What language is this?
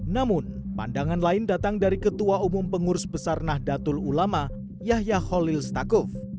Indonesian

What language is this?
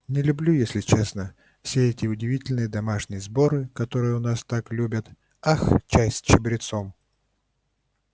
Russian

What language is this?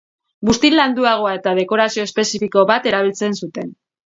Basque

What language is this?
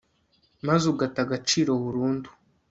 Kinyarwanda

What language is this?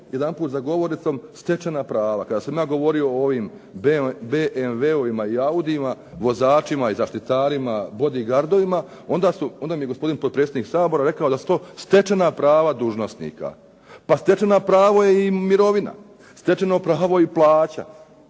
Croatian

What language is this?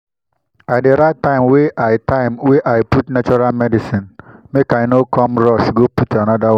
Nigerian Pidgin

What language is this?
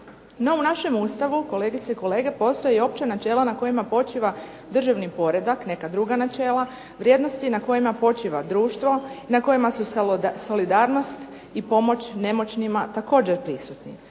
Croatian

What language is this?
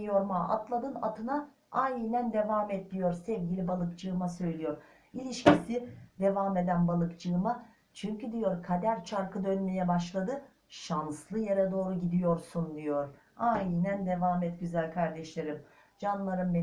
Turkish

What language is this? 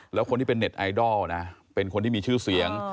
Thai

